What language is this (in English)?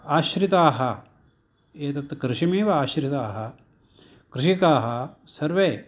Sanskrit